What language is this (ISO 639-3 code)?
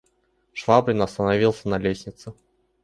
rus